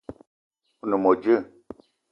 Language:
Eton (Cameroon)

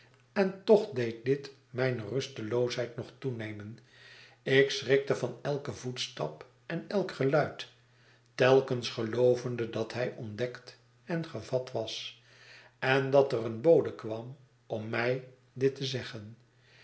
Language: Dutch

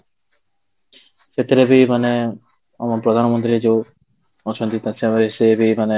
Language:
Odia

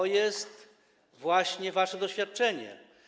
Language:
Polish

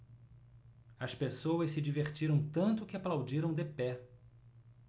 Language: Portuguese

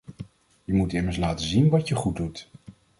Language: Dutch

